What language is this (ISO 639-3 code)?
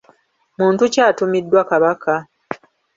lug